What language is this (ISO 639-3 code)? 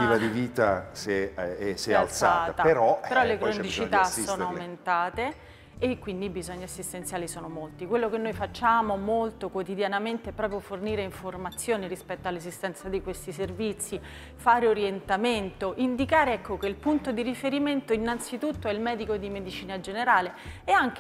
ita